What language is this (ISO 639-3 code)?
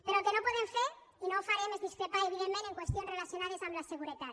cat